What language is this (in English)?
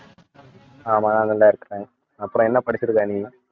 Tamil